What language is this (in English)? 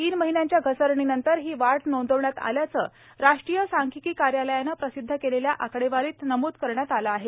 Marathi